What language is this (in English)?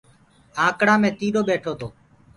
Gurgula